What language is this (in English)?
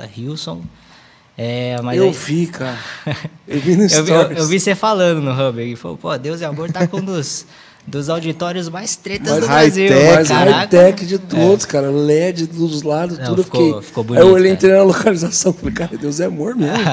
Portuguese